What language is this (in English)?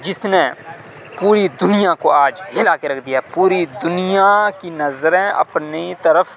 Urdu